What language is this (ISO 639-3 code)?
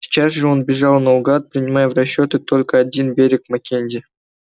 rus